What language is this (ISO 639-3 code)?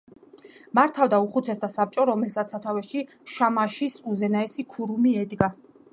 kat